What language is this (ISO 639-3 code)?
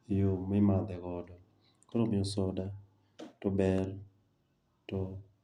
luo